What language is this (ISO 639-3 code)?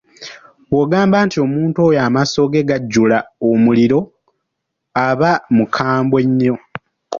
lug